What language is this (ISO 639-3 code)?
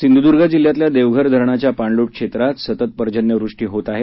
mar